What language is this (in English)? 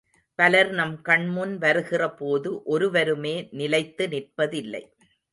Tamil